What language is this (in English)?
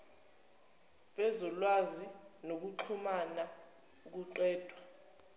Zulu